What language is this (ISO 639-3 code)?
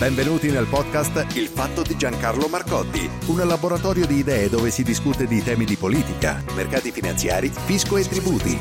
ita